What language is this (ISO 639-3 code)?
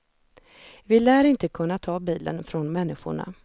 swe